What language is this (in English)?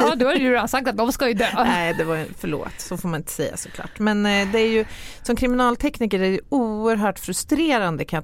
Swedish